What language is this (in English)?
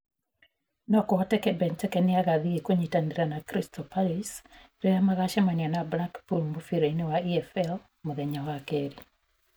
Kikuyu